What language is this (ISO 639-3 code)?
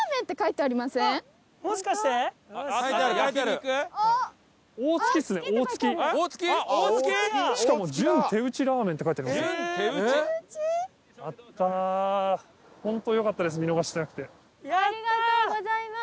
jpn